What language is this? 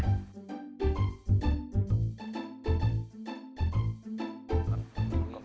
Thai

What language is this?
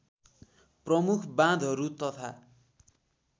Nepali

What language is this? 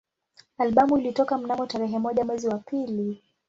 Swahili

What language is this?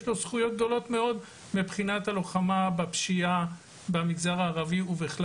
Hebrew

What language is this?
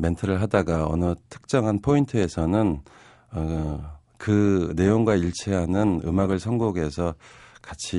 Korean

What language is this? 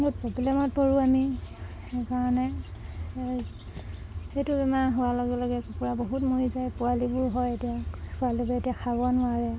Assamese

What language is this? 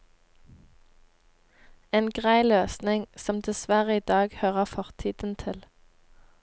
Norwegian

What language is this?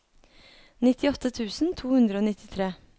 Norwegian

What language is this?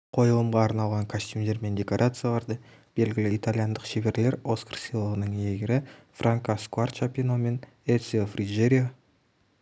Kazakh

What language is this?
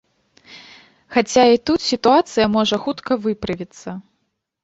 Belarusian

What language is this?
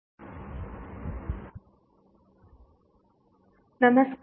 Kannada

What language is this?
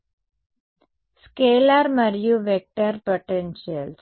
Telugu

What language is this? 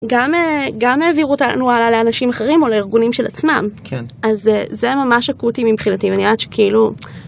Hebrew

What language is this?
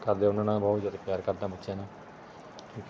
Punjabi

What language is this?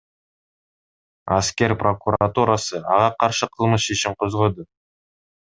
Kyrgyz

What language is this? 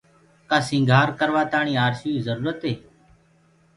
Gurgula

